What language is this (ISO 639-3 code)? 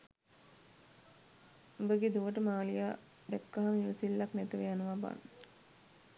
sin